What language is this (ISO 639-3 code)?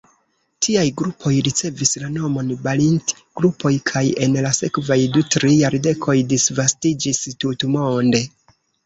epo